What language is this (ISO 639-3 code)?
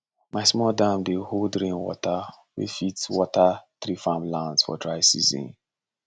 pcm